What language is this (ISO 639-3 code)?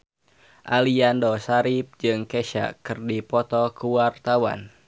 sun